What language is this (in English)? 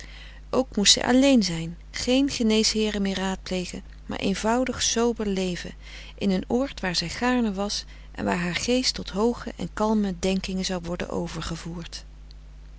Dutch